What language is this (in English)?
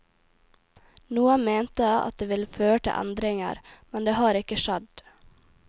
Norwegian